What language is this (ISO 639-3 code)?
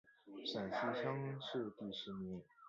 zho